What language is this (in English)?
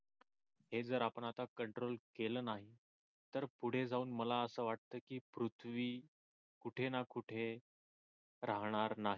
Marathi